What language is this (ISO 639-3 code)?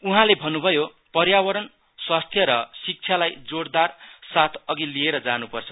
nep